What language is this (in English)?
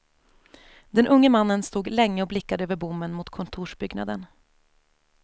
Swedish